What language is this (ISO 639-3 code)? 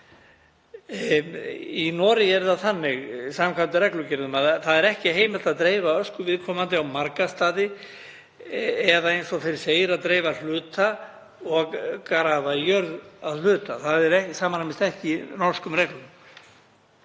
isl